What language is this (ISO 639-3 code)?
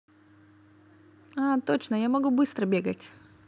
rus